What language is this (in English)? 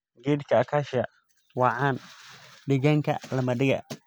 Somali